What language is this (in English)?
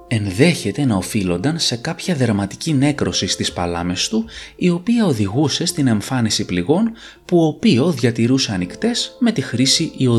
Greek